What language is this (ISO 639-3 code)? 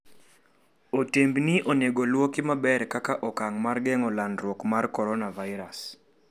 luo